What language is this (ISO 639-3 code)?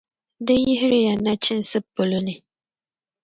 dag